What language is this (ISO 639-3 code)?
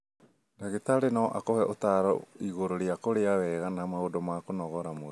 kik